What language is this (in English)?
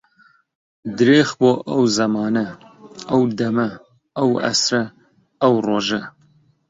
Central Kurdish